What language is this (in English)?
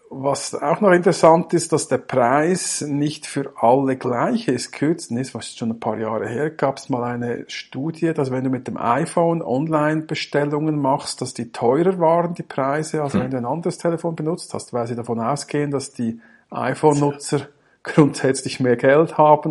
German